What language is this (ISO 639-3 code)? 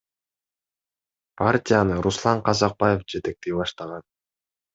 kir